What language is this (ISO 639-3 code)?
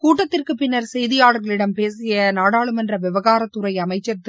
tam